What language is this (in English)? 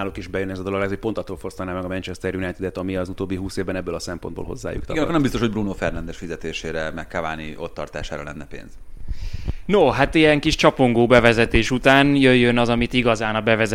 Hungarian